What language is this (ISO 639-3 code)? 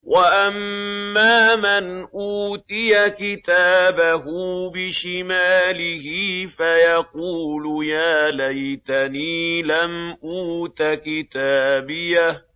ara